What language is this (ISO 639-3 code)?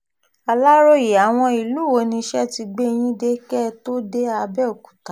yor